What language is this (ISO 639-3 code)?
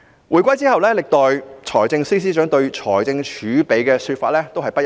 yue